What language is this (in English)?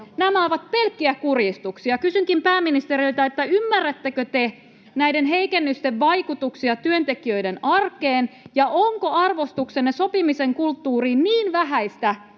Finnish